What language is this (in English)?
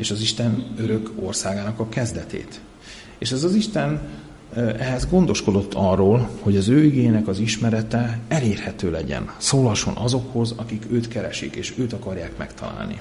Hungarian